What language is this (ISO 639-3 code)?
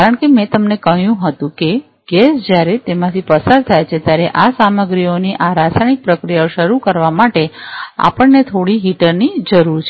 guj